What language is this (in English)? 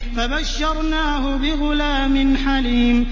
Arabic